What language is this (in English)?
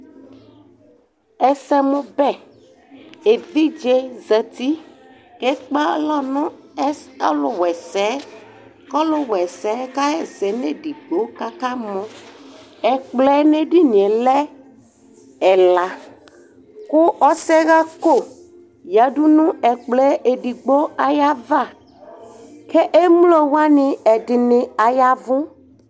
Ikposo